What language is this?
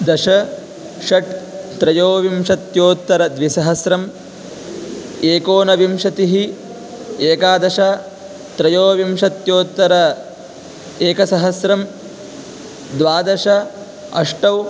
Sanskrit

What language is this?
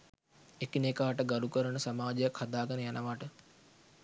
Sinhala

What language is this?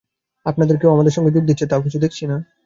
Bangla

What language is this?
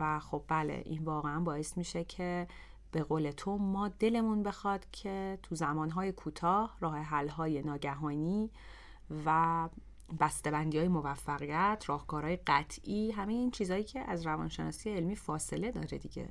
Persian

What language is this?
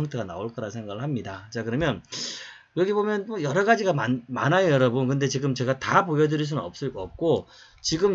Korean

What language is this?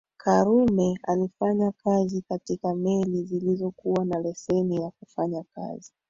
Swahili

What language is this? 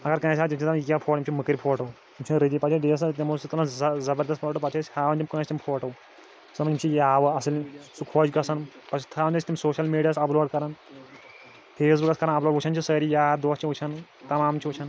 Kashmiri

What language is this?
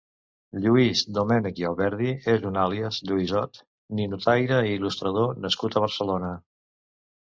Catalan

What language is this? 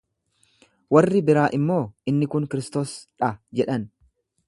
Oromo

